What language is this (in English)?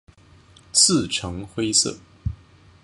Chinese